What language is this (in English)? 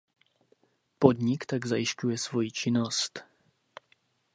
Czech